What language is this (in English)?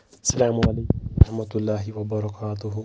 Kashmiri